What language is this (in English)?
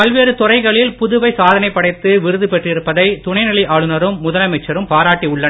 Tamil